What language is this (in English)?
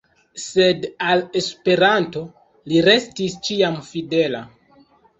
Esperanto